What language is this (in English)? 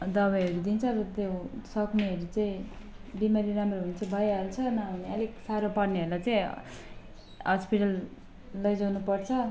Nepali